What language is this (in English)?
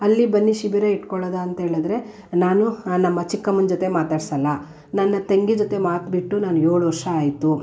Kannada